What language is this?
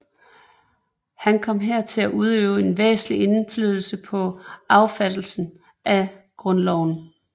Danish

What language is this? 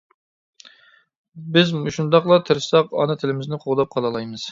Uyghur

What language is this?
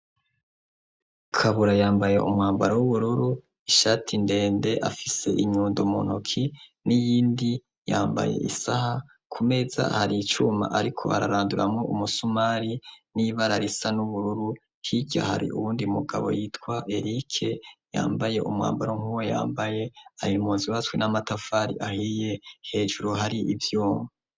Rundi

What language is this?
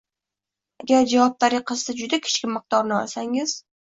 Uzbek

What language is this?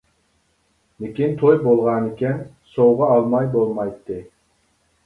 Uyghur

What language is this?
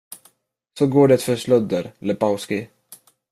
Swedish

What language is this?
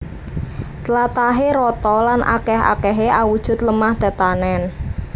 Javanese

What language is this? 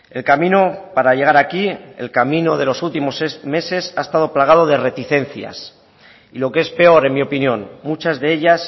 Spanish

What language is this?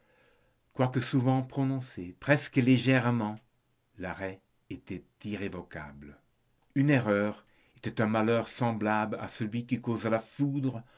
French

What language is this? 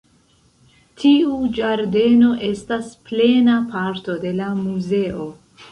Esperanto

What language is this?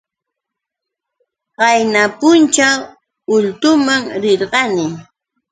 Yauyos Quechua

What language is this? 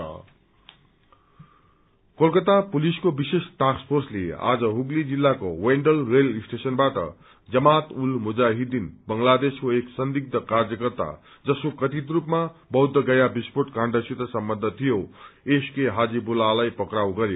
Nepali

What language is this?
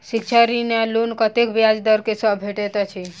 Maithili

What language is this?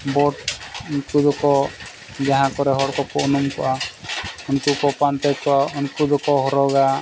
Santali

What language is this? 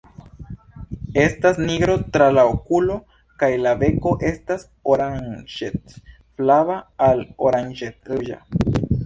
Esperanto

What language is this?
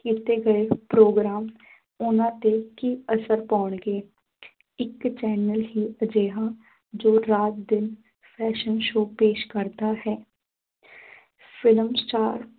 Punjabi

